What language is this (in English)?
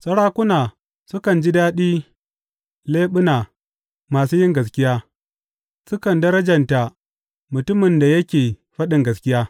Hausa